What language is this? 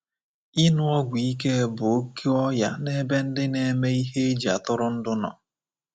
Igbo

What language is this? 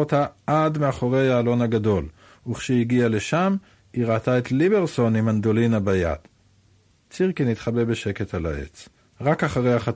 Hebrew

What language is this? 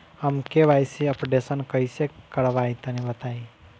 Bhojpuri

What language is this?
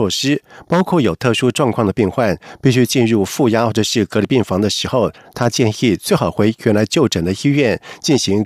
Chinese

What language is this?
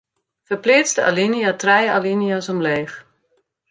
Western Frisian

